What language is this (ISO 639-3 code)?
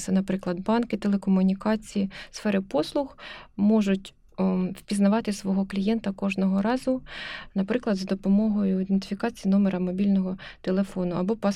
ukr